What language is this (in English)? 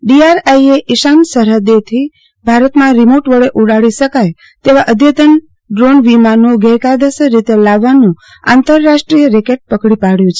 Gujarati